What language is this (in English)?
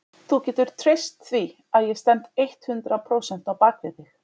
Icelandic